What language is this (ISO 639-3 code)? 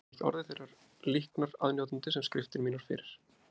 isl